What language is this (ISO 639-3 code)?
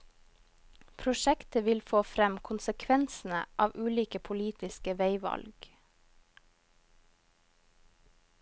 nor